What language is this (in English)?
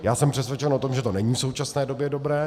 Czech